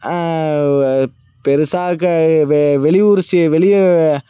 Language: Tamil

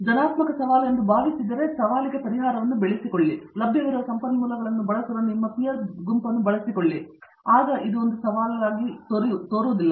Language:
Kannada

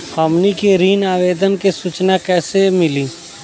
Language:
Bhojpuri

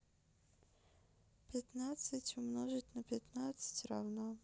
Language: Russian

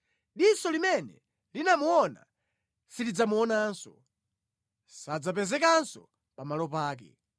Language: Nyanja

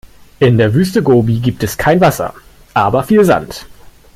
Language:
German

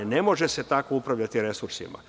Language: Serbian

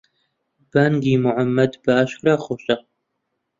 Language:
Central Kurdish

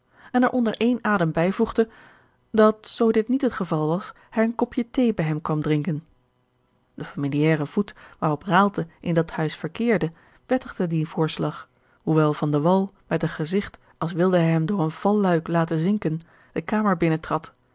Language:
Dutch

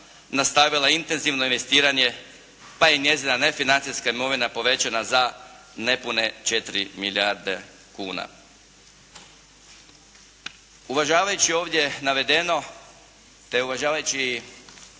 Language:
Croatian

